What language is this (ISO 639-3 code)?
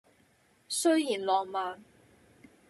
yue